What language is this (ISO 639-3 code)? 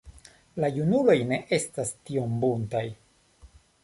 epo